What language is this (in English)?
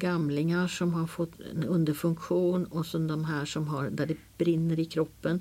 Swedish